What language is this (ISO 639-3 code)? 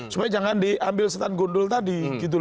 ind